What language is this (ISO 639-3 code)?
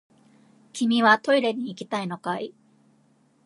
jpn